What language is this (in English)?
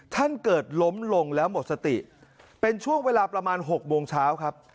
Thai